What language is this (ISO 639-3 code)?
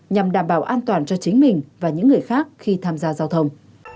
vie